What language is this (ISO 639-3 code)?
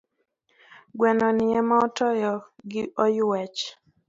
luo